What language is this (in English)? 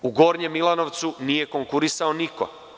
Serbian